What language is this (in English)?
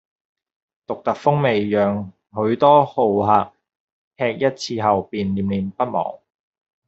Cantonese